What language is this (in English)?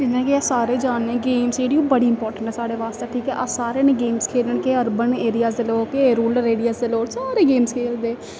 Dogri